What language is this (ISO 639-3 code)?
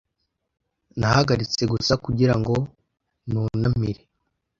kin